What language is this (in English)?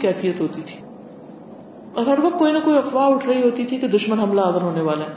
Urdu